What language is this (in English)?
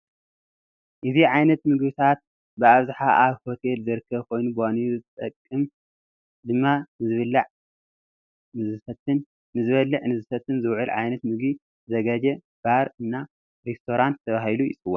Tigrinya